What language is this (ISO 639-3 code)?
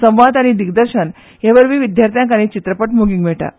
kok